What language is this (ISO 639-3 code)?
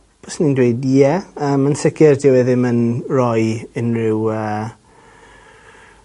cym